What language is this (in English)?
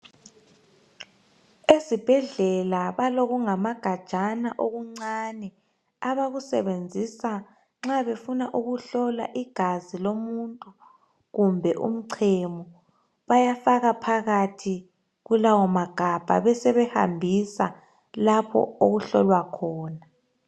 North Ndebele